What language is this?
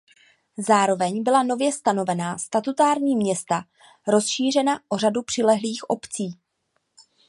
Czech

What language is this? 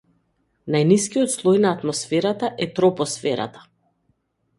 Macedonian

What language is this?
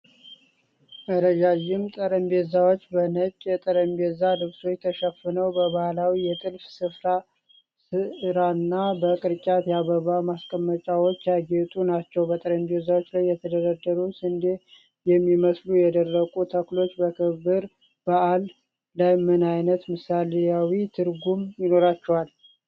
Amharic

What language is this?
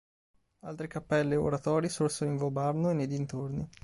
Italian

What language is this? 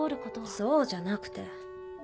Japanese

